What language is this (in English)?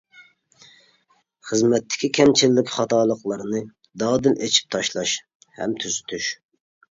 Uyghur